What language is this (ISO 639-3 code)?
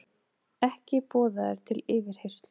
isl